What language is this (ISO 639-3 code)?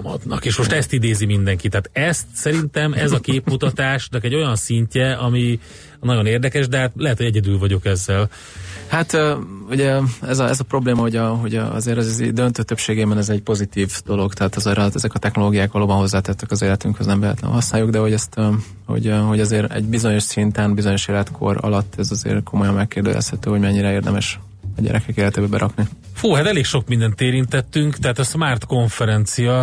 hun